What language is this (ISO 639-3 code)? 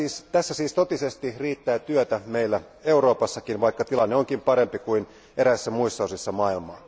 fin